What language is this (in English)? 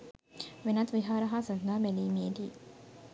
Sinhala